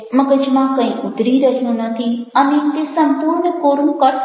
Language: Gujarati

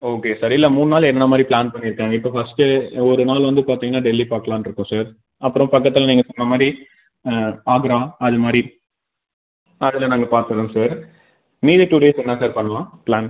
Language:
Tamil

